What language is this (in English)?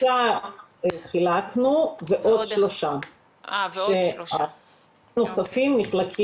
Hebrew